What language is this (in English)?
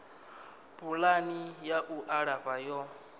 Venda